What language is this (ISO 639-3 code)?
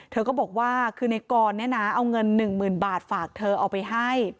tha